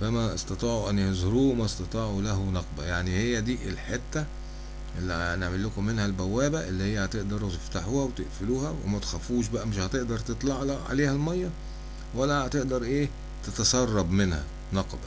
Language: Arabic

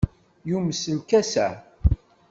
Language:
Kabyle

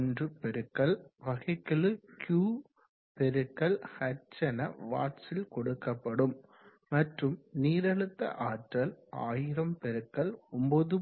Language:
Tamil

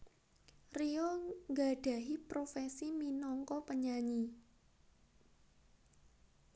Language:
Javanese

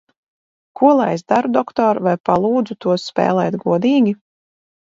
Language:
Latvian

